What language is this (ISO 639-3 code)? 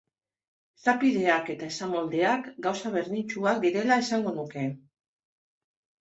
eus